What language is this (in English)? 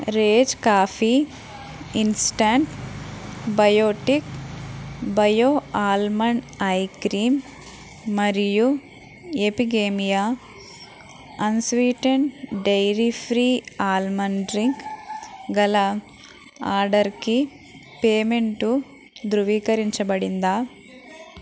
Telugu